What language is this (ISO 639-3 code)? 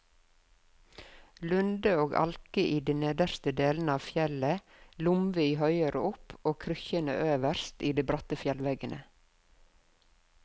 nor